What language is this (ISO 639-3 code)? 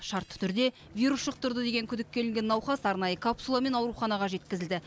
kaz